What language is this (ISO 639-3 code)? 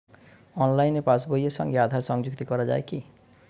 ben